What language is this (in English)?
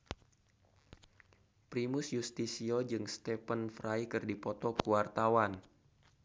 Sundanese